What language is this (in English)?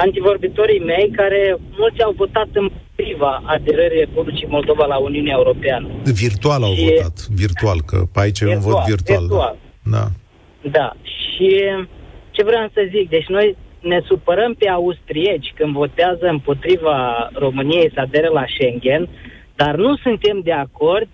Romanian